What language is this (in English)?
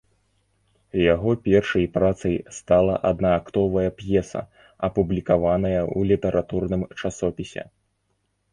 Belarusian